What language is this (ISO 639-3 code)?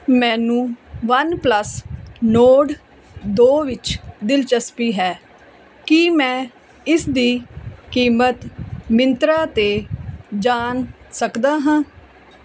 pan